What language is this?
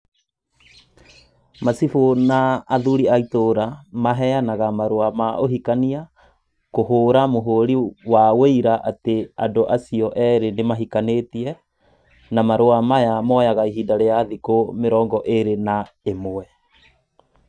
Kikuyu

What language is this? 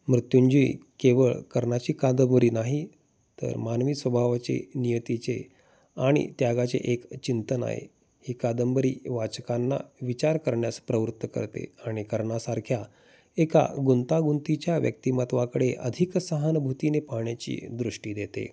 Marathi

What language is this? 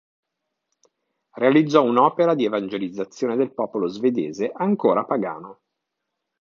Italian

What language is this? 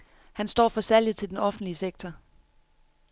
Danish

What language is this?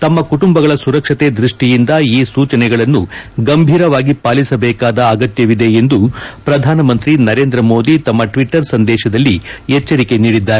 Kannada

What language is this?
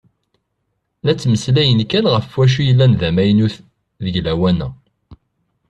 Kabyle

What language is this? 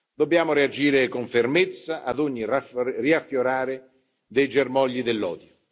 Italian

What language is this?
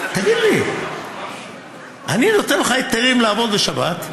Hebrew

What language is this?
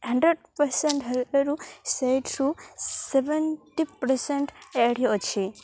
Odia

